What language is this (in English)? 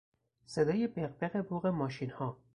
Persian